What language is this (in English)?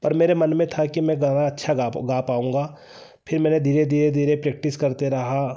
Hindi